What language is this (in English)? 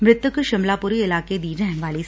Punjabi